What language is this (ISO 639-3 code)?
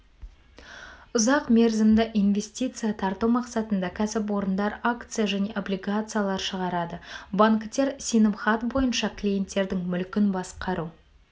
kaz